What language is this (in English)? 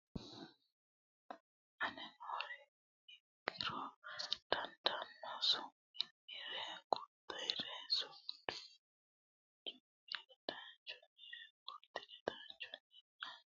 Sidamo